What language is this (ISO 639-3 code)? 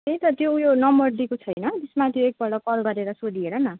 nep